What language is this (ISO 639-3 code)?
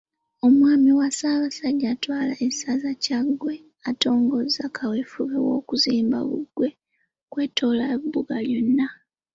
lug